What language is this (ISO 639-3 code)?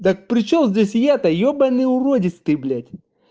rus